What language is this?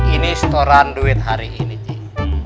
Indonesian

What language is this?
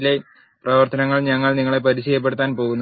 Malayalam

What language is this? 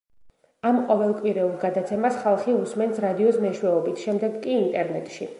Georgian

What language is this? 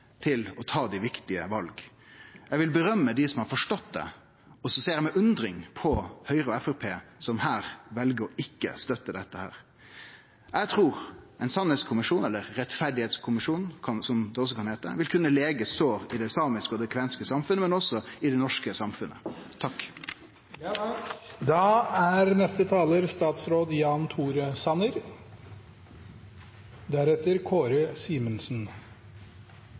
Norwegian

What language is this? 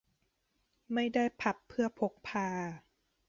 Thai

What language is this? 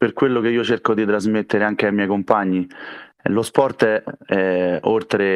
Italian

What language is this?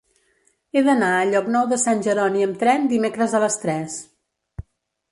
Catalan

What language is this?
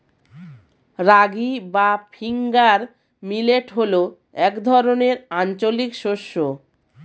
Bangla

